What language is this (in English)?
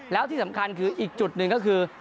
Thai